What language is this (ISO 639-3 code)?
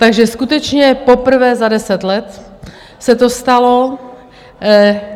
ces